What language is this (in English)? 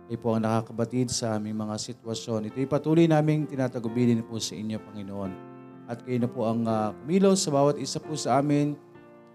Filipino